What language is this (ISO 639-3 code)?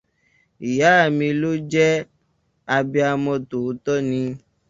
yor